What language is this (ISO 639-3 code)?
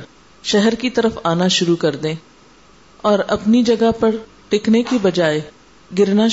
urd